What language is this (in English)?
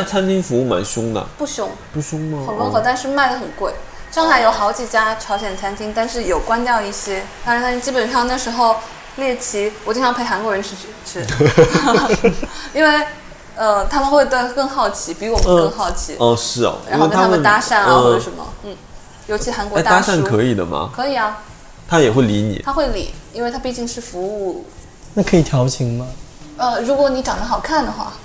Chinese